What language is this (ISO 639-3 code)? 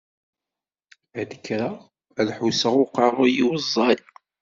kab